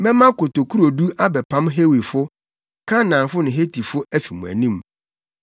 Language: Akan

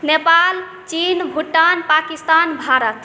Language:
Maithili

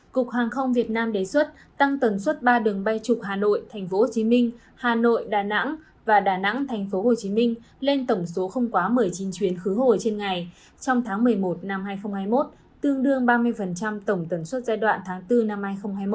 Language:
Vietnamese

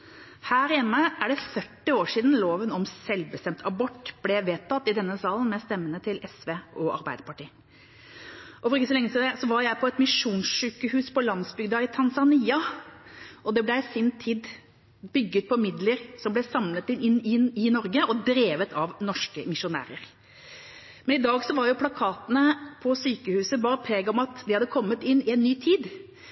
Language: Norwegian Bokmål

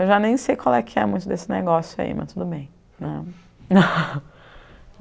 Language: Portuguese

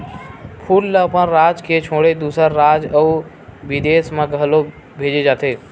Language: Chhattisgarhi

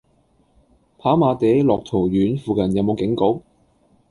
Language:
Cantonese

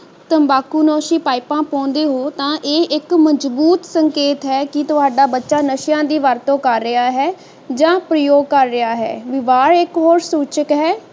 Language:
Punjabi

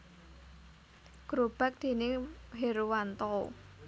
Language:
Javanese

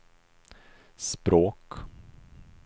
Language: Swedish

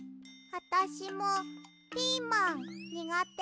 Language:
Japanese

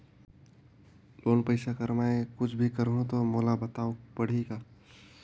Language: Chhattisgarhi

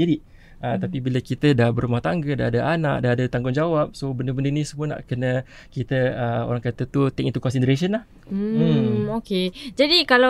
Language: Malay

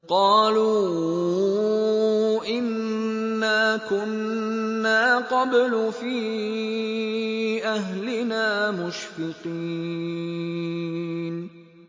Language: Arabic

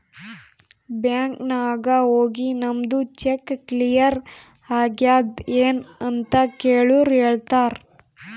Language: Kannada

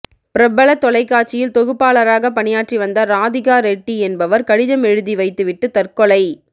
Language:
Tamil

